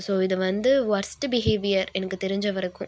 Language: Tamil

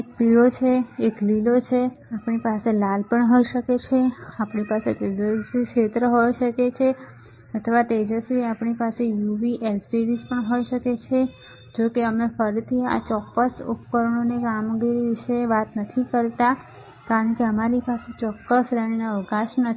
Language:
Gujarati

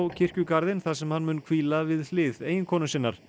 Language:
Icelandic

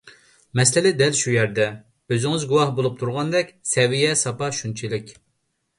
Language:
Uyghur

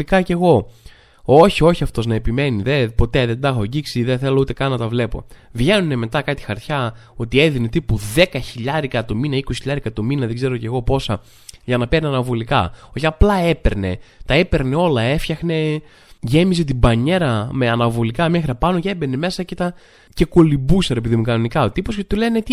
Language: Greek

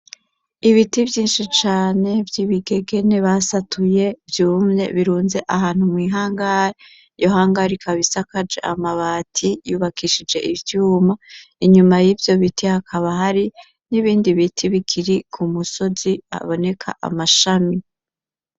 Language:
Rundi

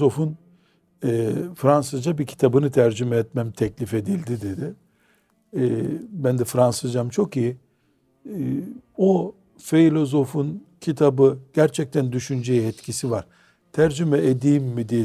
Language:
Turkish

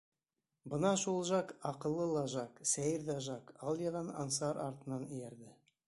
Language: Bashkir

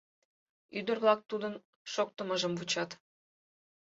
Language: Mari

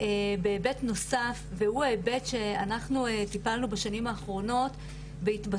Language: Hebrew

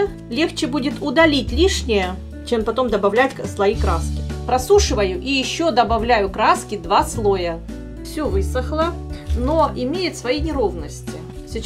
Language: Russian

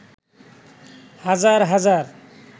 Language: Bangla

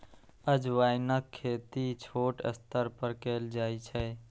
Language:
Maithili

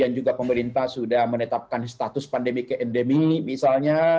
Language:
Indonesian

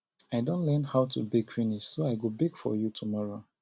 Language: Nigerian Pidgin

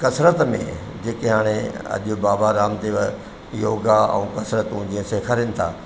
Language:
Sindhi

